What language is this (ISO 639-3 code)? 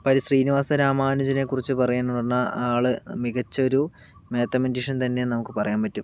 mal